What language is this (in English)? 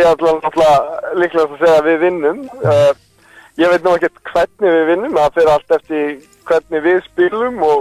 Norwegian